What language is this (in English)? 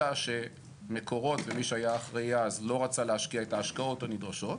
Hebrew